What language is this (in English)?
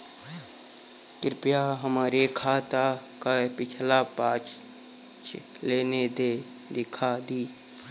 Bhojpuri